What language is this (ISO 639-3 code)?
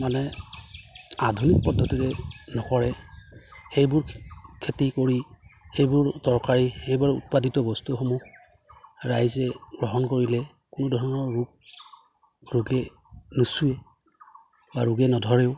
asm